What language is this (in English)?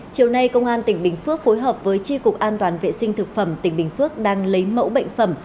Vietnamese